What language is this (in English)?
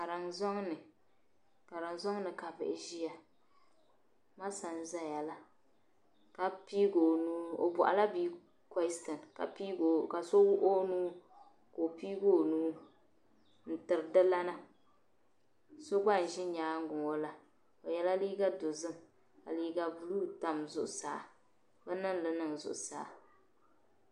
Dagbani